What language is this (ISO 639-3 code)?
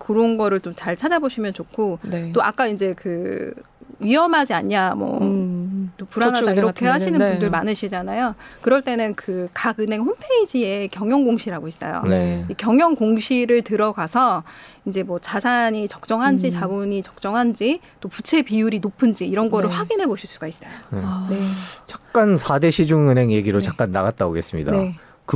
kor